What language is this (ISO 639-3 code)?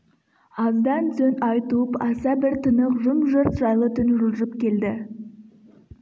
kaz